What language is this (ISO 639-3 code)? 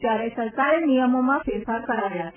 guj